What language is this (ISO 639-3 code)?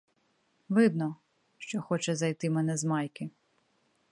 ukr